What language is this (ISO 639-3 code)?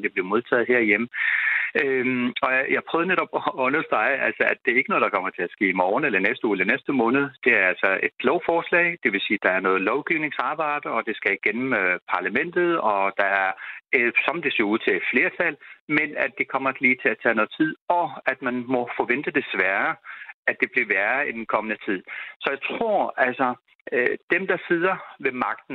dan